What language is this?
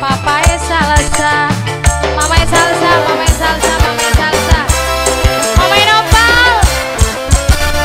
Indonesian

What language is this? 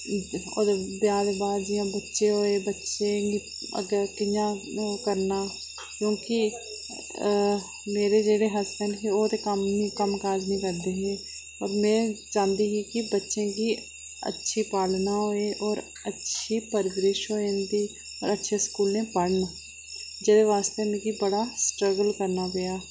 Dogri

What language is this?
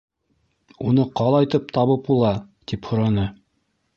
Bashkir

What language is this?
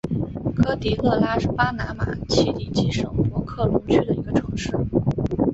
Chinese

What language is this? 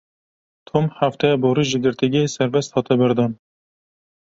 Kurdish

